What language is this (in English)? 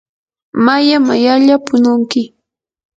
Yanahuanca Pasco Quechua